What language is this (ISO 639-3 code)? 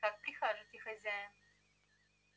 rus